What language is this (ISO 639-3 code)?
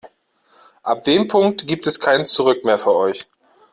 deu